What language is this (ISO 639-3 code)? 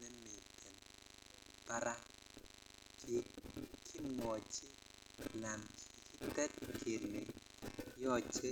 kln